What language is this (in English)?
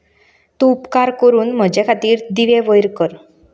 Konkani